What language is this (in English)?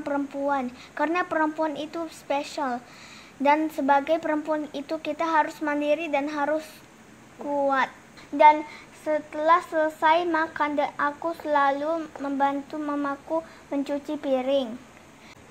Indonesian